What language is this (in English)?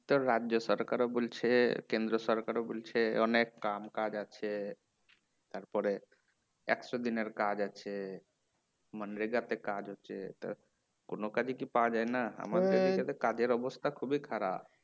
Bangla